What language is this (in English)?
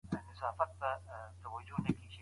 Pashto